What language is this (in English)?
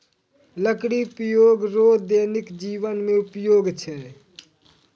Maithili